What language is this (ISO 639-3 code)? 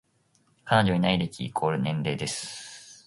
jpn